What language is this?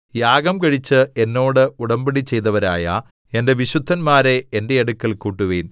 Malayalam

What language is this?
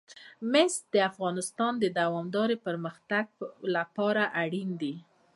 Pashto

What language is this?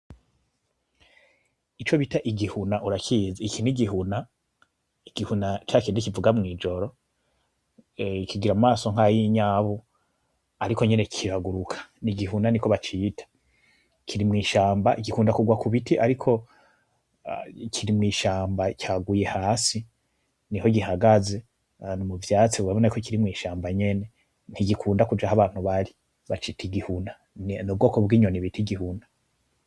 Rundi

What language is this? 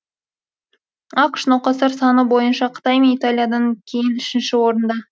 Kazakh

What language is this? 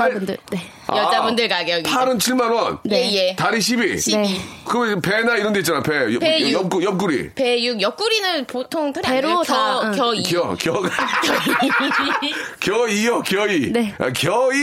Korean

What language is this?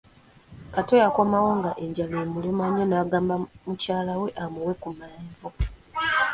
Ganda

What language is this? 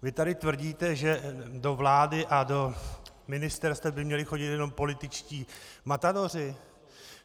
Czech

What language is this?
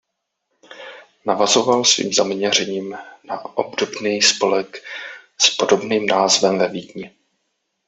Czech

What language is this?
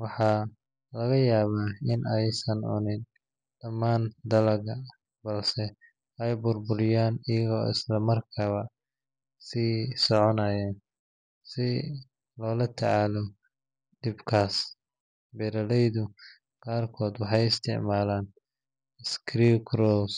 Somali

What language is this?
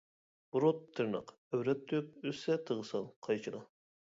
Uyghur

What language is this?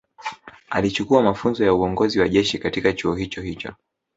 Swahili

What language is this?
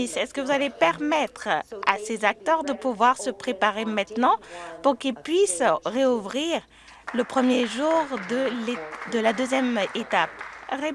French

